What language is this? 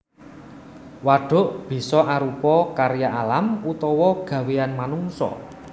Javanese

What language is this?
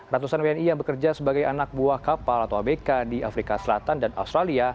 Indonesian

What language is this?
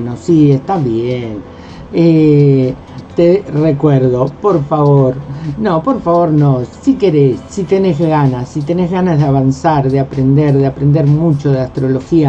Spanish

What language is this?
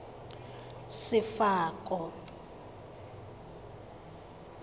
Tswana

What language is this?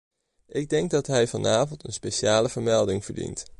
Dutch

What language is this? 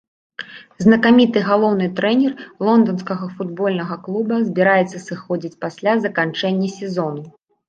Belarusian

